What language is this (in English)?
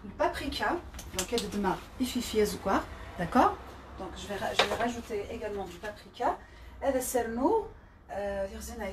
French